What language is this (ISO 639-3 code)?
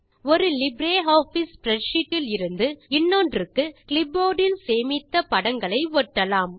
tam